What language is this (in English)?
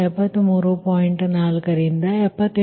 Kannada